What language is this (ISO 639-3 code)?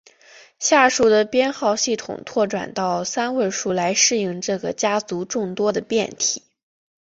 zho